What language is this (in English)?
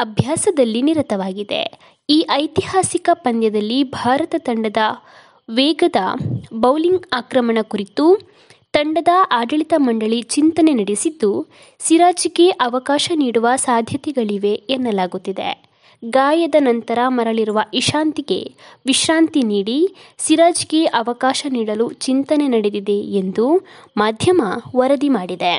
Kannada